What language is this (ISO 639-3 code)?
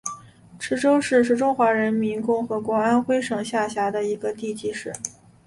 zho